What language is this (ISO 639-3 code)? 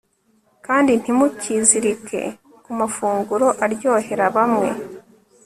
kin